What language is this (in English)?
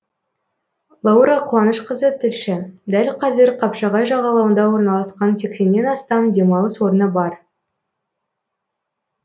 Kazakh